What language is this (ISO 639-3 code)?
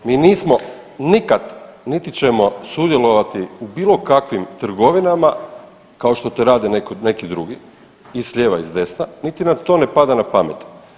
hrv